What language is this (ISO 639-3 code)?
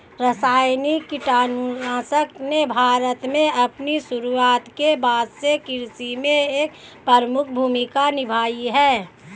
hin